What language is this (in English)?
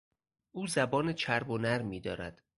Persian